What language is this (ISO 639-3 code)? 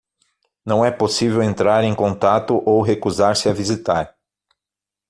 por